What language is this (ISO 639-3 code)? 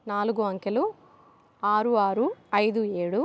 tel